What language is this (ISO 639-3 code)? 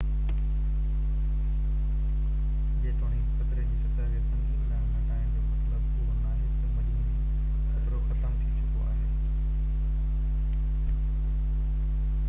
snd